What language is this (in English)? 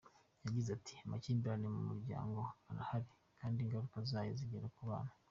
Kinyarwanda